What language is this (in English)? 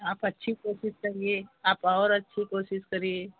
Hindi